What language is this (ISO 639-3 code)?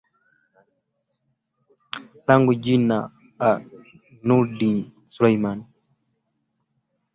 swa